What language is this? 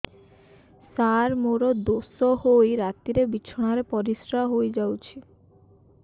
Odia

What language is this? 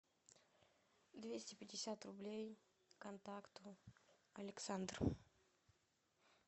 Russian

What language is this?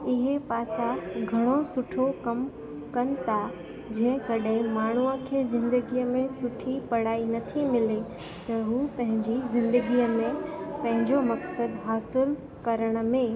Sindhi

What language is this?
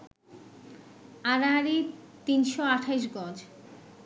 Bangla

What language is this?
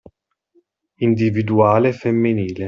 Italian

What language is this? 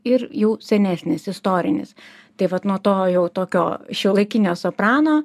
Lithuanian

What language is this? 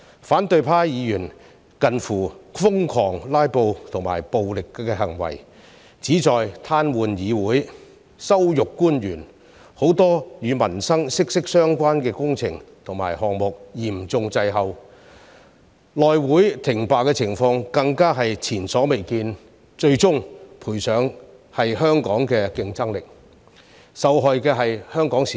Cantonese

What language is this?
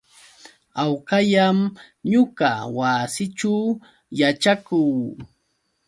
Yauyos Quechua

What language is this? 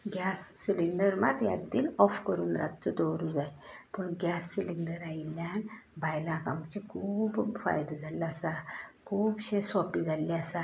Konkani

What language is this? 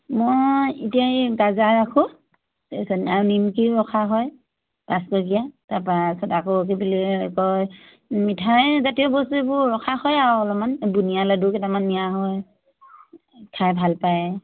Assamese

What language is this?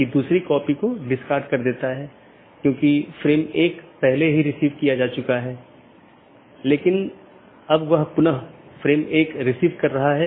Hindi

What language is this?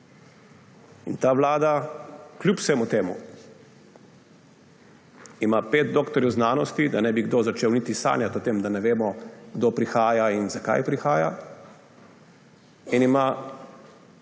Slovenian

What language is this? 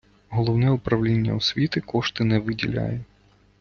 Ukrainian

